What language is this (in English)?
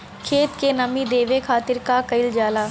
Bhojpuri